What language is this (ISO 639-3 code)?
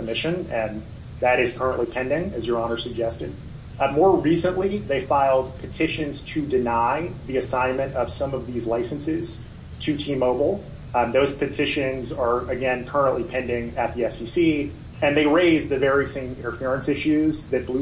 eng